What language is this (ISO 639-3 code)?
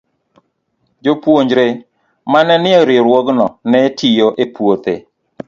luo